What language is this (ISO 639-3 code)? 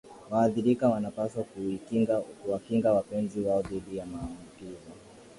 swa